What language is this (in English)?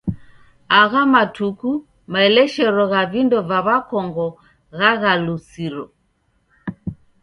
Taita